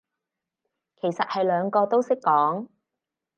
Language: Cantonese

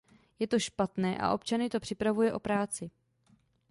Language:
Czech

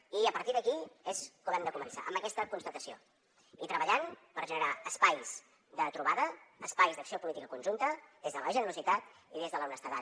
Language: Catalan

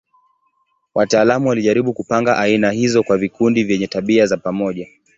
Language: Swahili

